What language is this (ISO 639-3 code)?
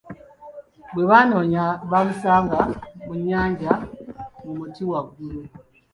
lug